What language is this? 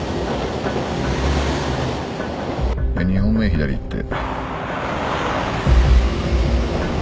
Japanese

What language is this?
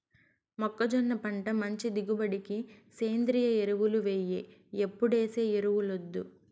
Telugu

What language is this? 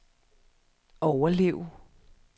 Danish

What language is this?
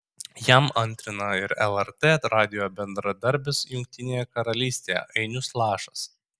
Lithuanian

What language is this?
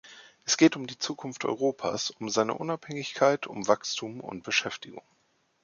German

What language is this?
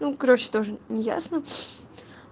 Russian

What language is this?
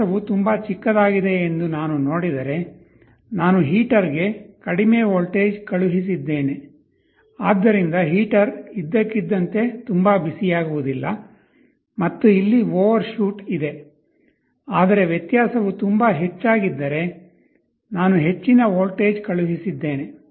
Kannada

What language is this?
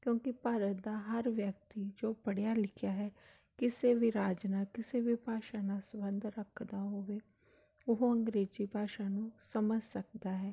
Punjabi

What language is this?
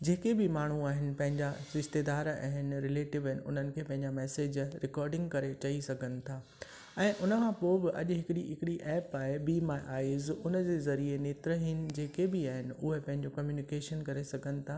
Sindhi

